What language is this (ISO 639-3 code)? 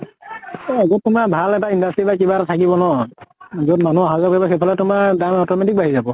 asm